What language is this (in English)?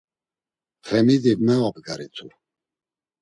Laz